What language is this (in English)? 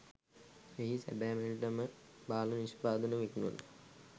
Sinhala